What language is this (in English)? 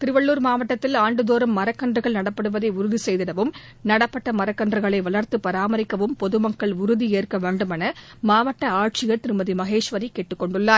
Tamil